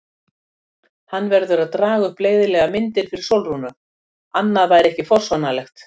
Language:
Icelandic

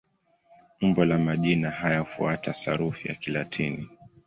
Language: Swahili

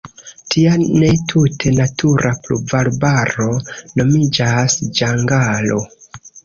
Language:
Esperanto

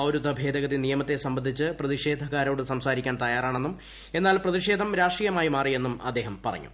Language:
Malayalam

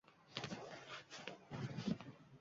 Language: Uzbek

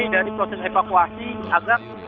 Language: Indonesian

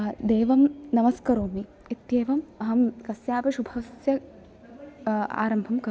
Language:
Sanskrit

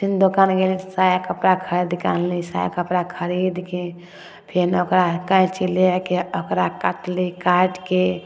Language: Maithili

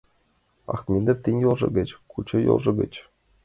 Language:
Mari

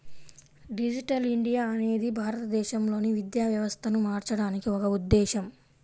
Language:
Telugu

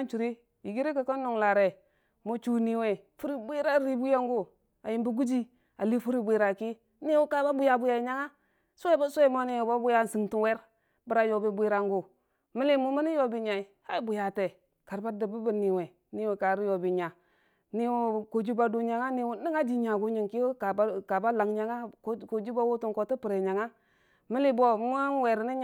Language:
Dijim-Bwilim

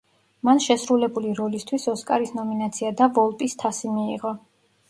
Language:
Georgian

